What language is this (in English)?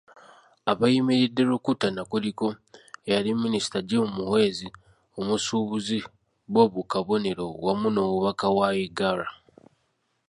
Ganda